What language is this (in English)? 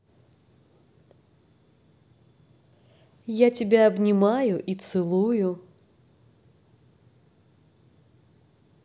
Russian